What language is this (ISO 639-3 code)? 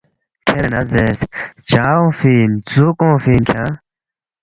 bft